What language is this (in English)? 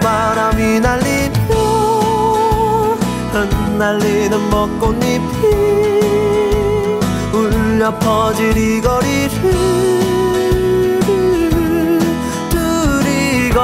Korean